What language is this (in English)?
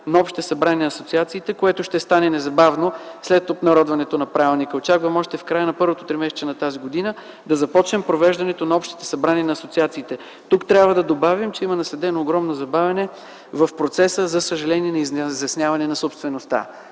Bulgarian